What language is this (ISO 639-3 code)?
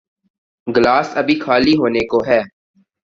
urd